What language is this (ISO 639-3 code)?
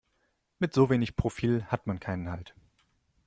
deu